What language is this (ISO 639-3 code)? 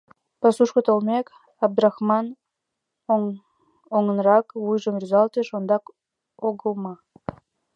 chm